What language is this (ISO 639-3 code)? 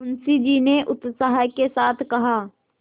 hin